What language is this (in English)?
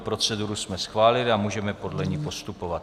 Czech